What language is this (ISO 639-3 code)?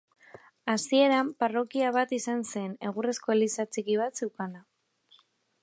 eus